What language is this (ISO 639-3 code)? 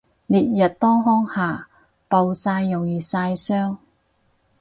yue